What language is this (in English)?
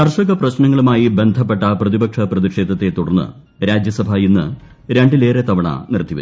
Malayalam